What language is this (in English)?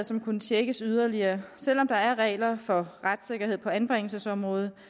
Danish